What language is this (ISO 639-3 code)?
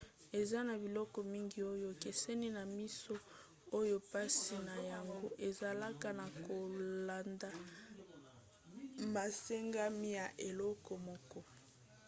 lin